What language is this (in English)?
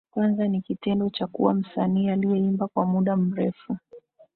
Swahili